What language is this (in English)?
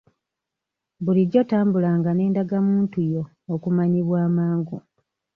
Ganda